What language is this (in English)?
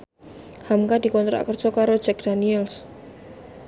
Javanese